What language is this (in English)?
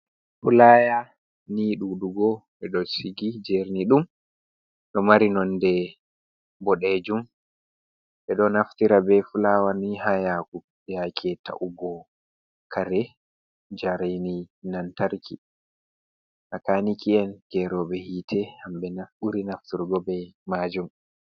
Fula